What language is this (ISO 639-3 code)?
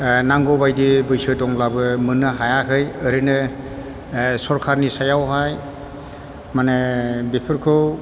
brx